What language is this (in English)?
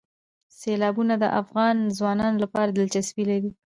Pashto